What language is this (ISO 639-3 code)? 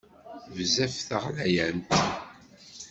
kab